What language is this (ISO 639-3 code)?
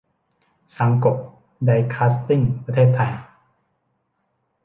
tha